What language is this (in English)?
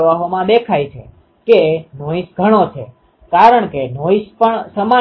Gujarati